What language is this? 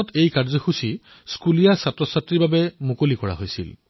Assamese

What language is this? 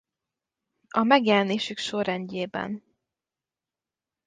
Hungarian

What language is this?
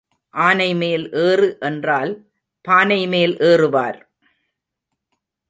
Tamil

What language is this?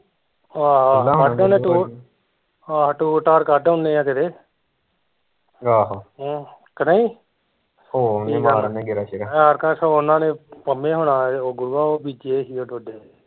Punjabi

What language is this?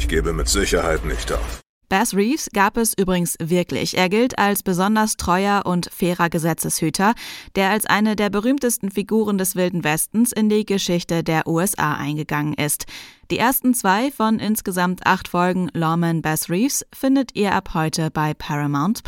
German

